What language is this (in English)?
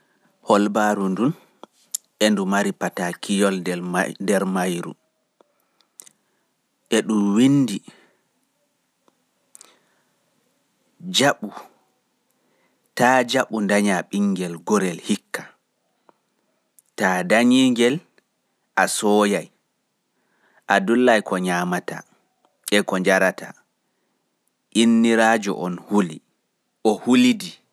Pular